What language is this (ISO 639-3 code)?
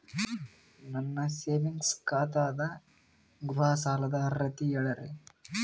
kan